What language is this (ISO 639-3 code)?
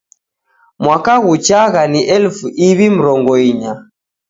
dav